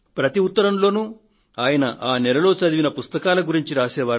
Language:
Telugu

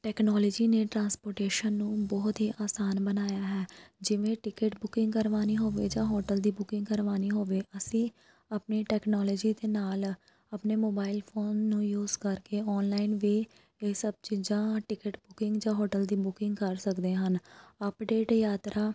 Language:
Punjabi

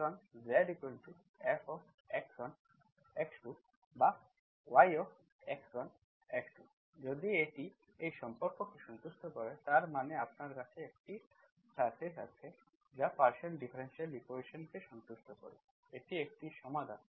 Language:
Bangla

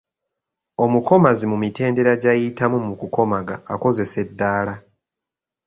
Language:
Ganda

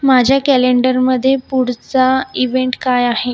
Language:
Marathi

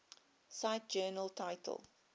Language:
English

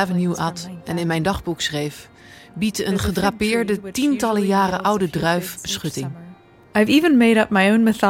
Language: Dutch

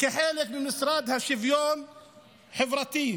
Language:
Hebrew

